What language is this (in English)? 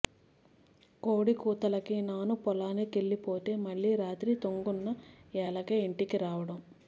Telugu